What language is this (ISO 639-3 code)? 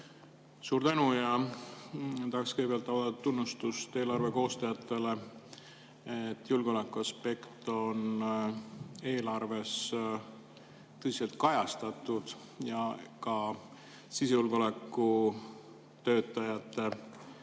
est